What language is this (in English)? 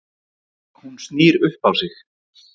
Icelandic